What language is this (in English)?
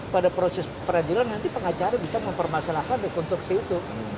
Indonesian